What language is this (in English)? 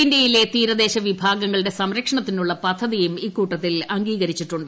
Malayalam